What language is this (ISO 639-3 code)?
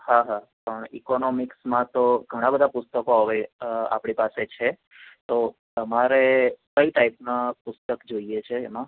guj